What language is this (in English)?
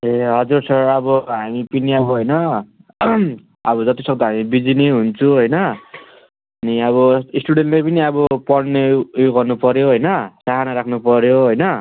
Nepali